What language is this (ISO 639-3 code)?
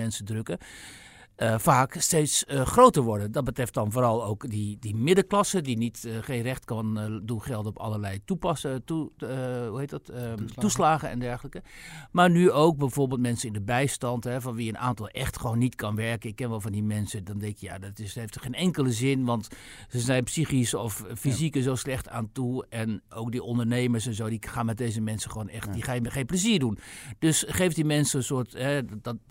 nld